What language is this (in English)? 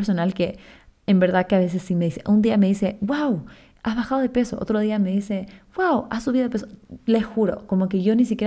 Spanish